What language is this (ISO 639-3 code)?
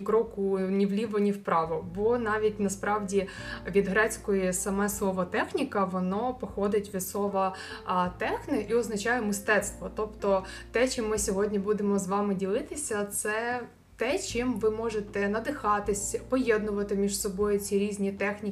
ukr